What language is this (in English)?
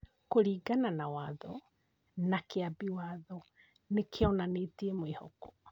Kikuyu